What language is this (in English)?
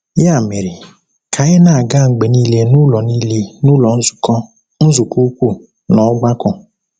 Igbo